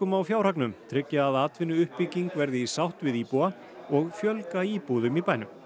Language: Icelandic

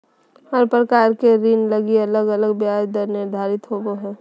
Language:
Magahi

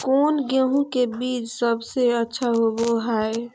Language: Magahi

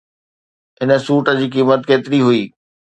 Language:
Sindhi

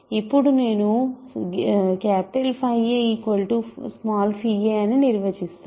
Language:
Telugu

